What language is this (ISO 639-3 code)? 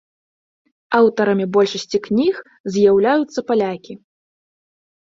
bel